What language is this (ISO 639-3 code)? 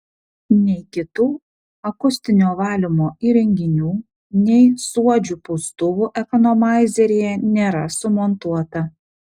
lit